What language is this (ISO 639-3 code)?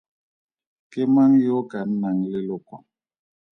tsn